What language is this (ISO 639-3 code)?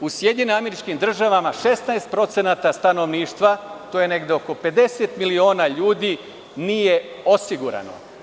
srp